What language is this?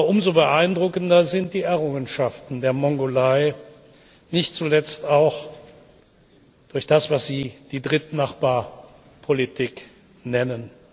German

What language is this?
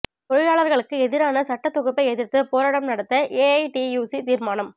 Tamil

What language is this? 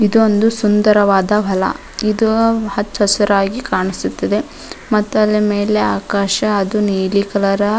Kannada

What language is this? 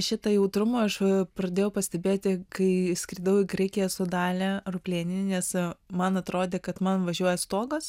Lithuanian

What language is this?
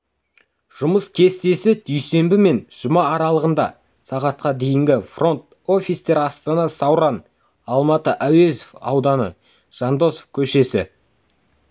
Kazakh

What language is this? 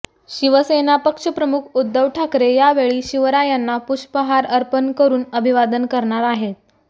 Marathi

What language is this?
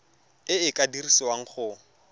Tswana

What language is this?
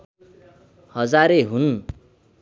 Nepali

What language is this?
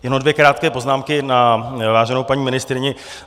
Czech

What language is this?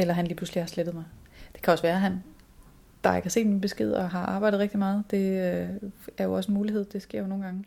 Danish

